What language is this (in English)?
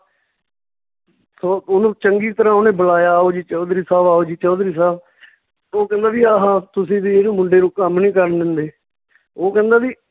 Punjabi